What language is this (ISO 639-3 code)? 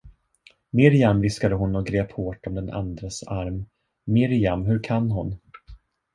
swe